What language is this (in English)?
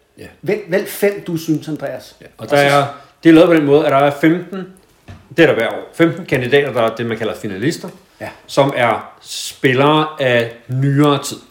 Danish